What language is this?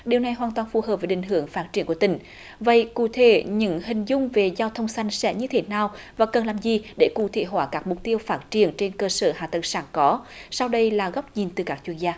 Vietnamese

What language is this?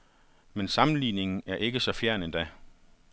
Danish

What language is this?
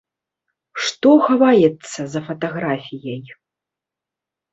Belarusian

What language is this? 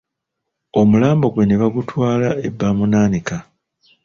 Ganda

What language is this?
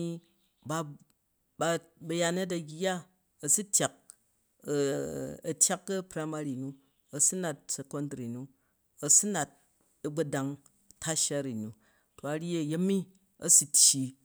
Jju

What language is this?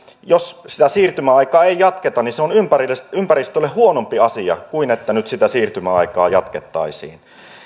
Finnish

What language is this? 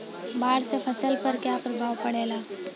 Bhojpuri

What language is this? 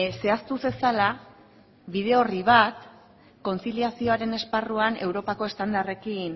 Basque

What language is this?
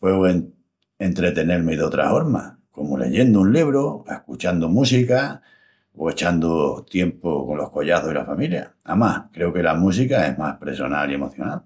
Extremaduran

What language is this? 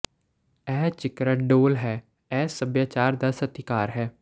Punjabi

